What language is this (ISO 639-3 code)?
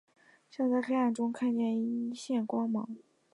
zho